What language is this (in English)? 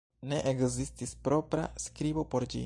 Esperanto